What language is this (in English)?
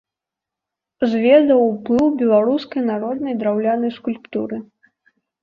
Belarusian